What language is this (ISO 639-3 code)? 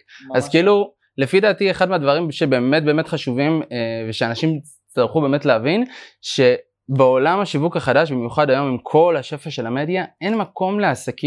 heb